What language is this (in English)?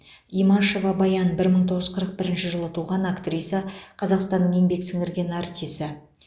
Kazakh